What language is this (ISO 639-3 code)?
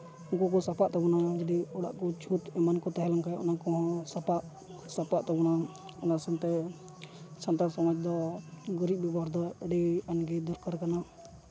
sat